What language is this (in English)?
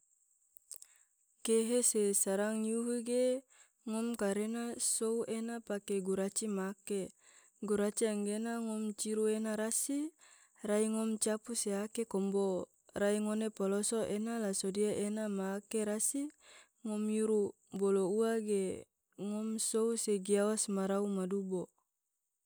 Tidore